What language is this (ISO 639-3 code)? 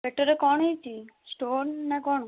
ori